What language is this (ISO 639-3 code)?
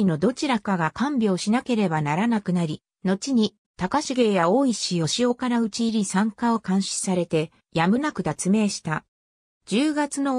jpn